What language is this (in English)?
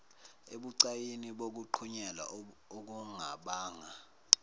Zulu